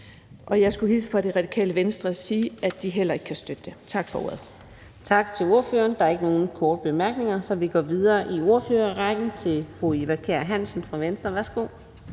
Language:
Danish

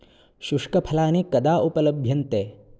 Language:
Sanskrit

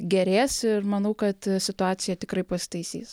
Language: Lithuanian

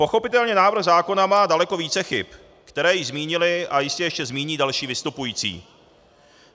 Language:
Czech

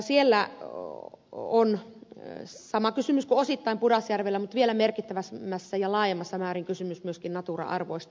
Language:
Finnish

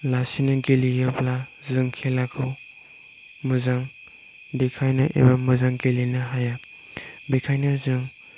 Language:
Bodo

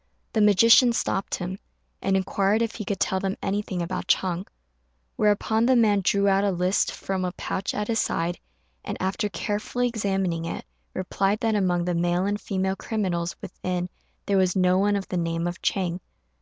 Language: English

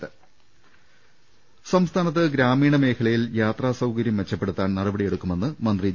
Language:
Malayalam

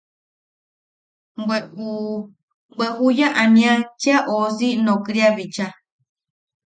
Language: Yaqui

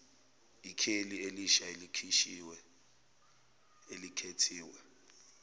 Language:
Zulu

